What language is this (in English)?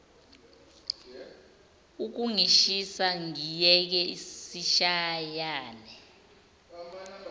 Zulu